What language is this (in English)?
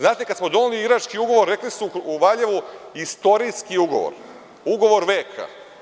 Serbian